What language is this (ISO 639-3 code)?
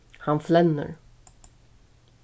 fao